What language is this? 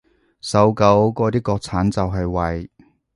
Cantonese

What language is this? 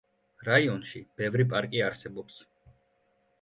Georgian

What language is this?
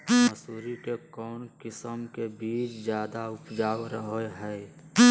Magahi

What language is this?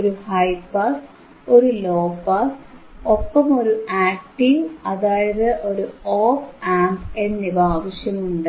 Malayalam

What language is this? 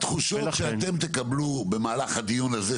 Hebrew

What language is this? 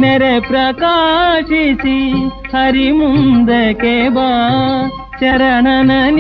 Kannada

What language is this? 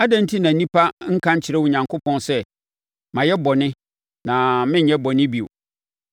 Akan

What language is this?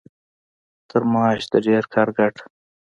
Pashto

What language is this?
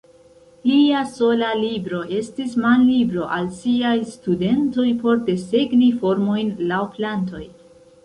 Esperanto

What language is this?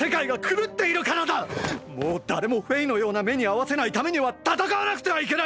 Japanese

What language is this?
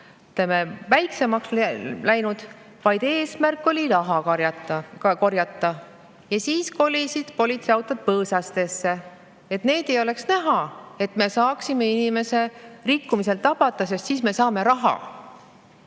Estonian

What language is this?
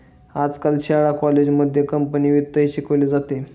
Marathi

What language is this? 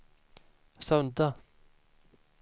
Swedish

